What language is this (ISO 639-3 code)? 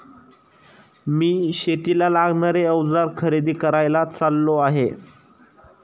mar